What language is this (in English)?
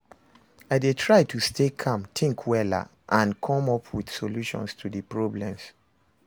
Nigerian Pidgin